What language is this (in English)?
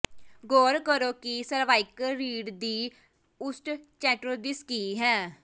Punjabi